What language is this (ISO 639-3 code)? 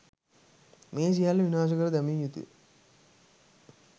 sin